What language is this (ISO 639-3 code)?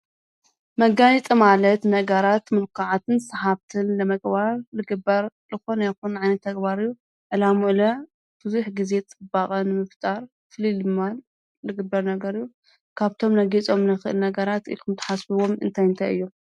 tir